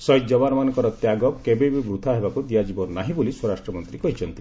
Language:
Odia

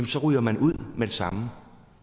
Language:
Danish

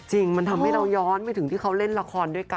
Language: Thai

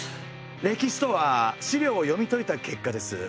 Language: Japanese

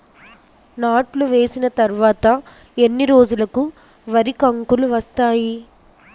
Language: Telugu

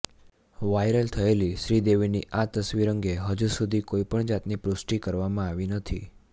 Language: Gujarati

